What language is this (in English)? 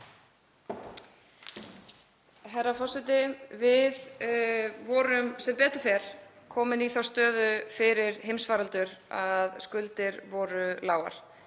Icelandic